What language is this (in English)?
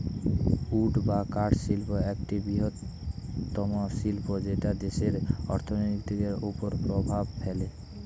Bangla